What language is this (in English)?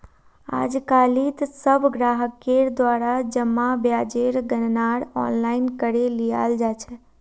Magahi